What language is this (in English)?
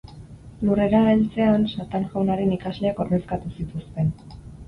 Basque